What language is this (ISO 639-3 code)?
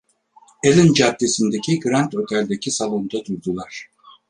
tur